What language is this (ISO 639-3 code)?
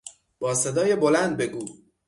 fas